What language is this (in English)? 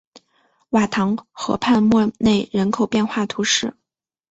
Chinese